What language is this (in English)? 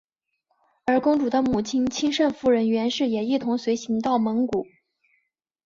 Chinese